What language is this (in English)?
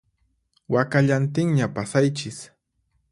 Puno Quechua